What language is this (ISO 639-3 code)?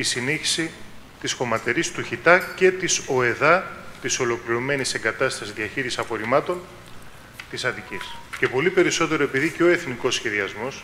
ell